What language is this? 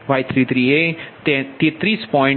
Gujarati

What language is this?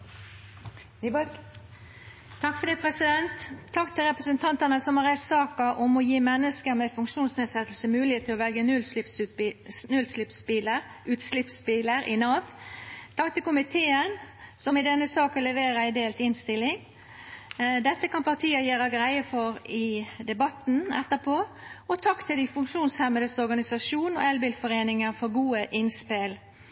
Norwegian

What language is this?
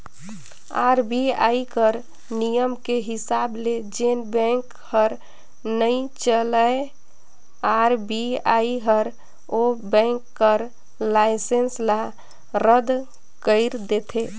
Chhattisgarhi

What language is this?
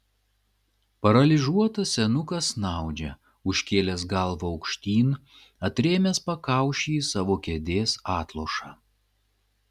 Lithuanian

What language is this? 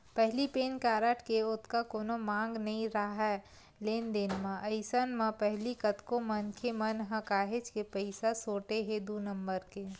Chhattisgarhi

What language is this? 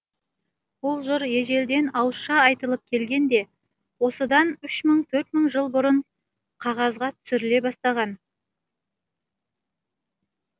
Kazakh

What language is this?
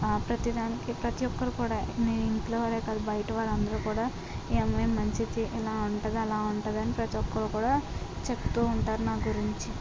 Telugu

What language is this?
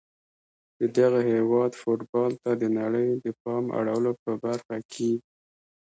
Pashto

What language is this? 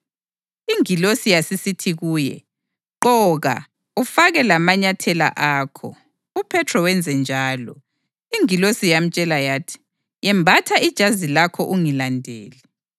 North Ndebele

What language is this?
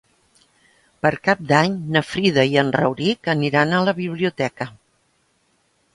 Catalan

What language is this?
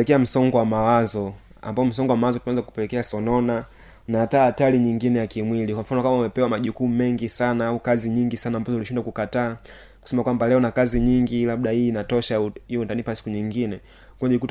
Swahili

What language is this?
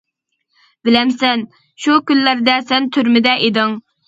Uyghur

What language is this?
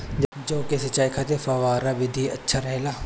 Bhojpuri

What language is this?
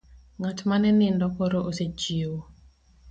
Luo (Kenya and Tanzania)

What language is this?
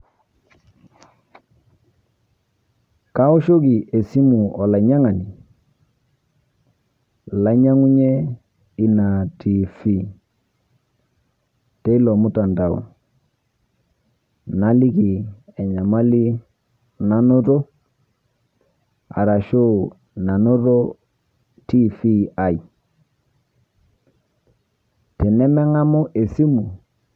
Masai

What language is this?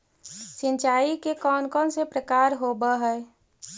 Magahi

